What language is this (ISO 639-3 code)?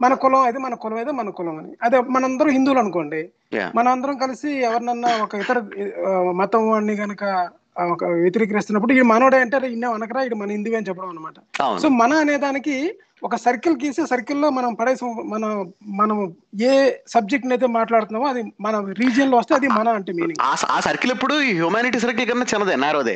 tel